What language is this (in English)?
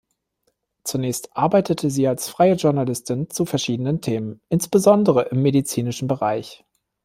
German